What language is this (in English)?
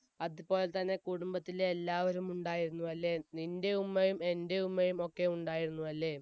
Malayalam